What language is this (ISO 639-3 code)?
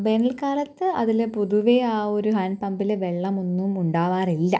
mal